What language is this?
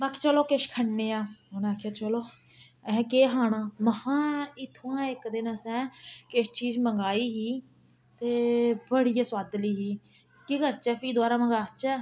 Dogri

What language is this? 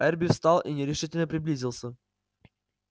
Russian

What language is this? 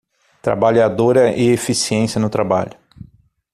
Portuguese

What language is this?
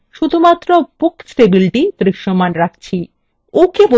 Bangla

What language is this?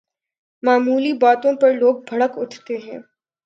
Urdu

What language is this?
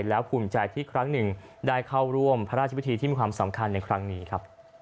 Thai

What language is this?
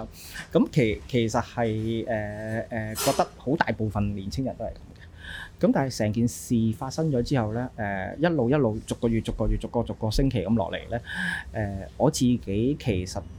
Chinese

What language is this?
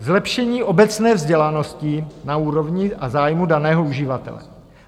Czech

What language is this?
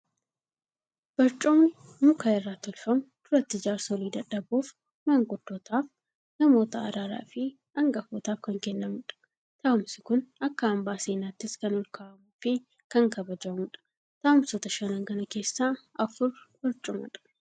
Oromo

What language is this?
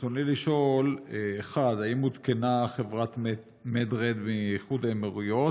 Hebrew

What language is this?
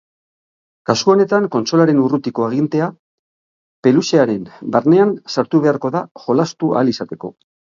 Basque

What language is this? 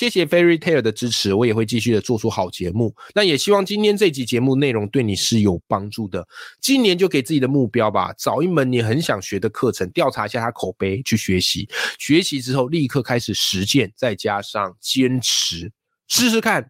Chinese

